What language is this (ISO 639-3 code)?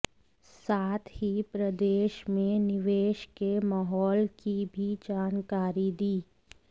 hin